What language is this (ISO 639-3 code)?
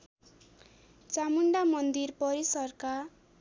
nep